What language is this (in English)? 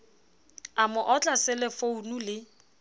Southern Sotho